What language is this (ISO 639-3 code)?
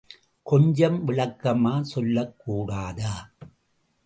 tam